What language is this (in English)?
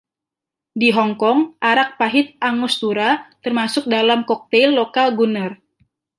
Indonesian